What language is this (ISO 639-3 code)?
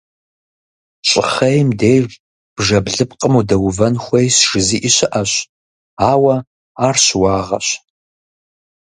kbd